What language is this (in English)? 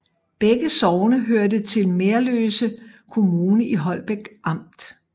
Danish